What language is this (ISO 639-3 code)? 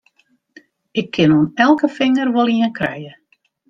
fry